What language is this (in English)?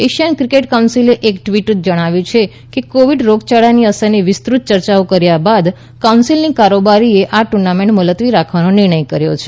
Gujarati